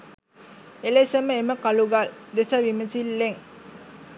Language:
Sinhala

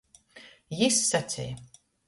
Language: Latgalian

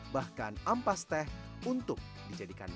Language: Indonesian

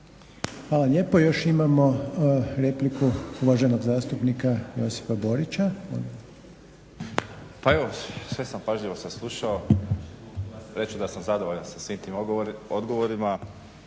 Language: Croatian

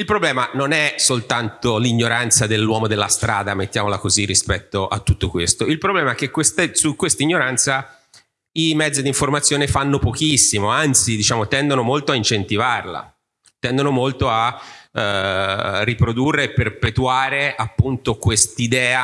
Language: Italian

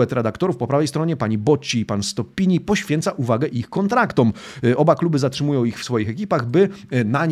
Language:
Polish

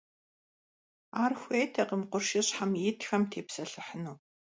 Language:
Kabardian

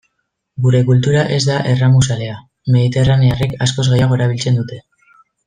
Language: Basque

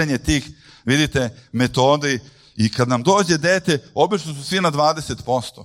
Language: Croatian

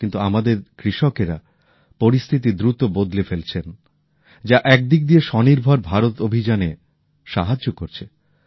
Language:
Bangla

